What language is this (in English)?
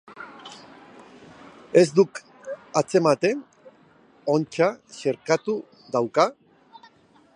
Basque